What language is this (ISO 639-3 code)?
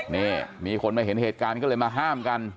tha